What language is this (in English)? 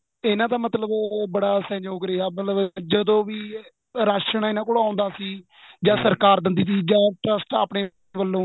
Punjabi